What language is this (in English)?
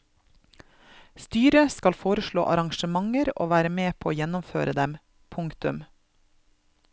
Norwegian